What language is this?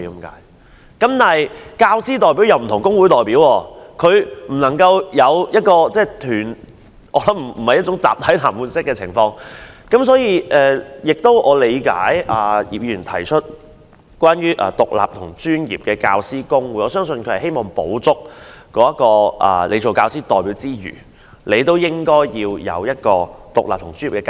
Cantonese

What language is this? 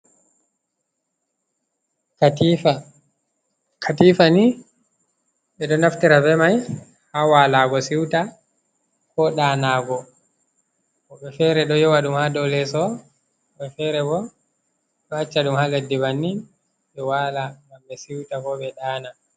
Fula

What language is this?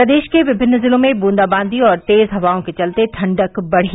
Hindi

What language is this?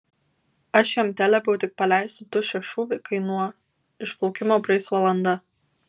Lithuanian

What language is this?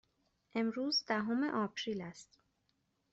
Persian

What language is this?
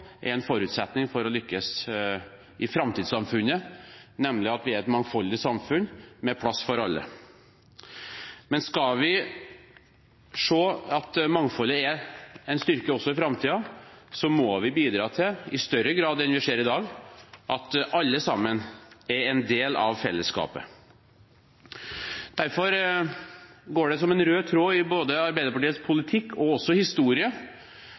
Norwegian Bokmål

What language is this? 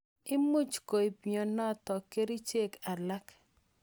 Kalenjin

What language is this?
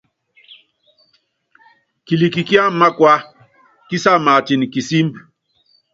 Yangben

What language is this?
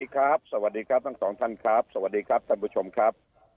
Thai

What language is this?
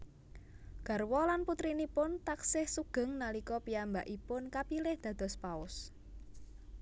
Javanese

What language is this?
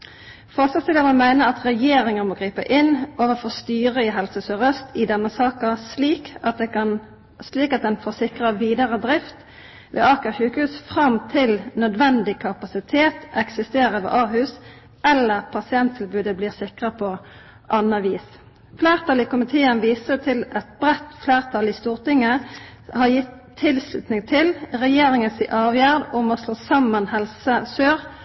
Norwegian Nynorsk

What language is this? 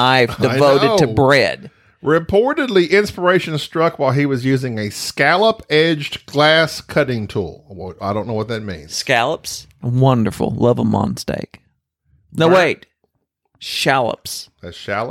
English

